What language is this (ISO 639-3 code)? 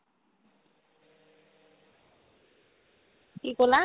asm